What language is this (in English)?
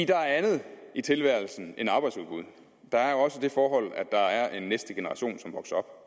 Danish